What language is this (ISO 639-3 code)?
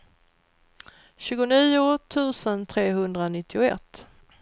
swe